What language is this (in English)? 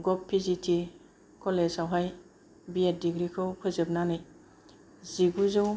Bodo